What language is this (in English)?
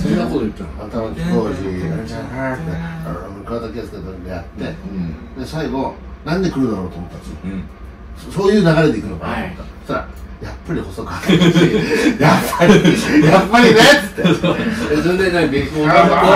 Japanese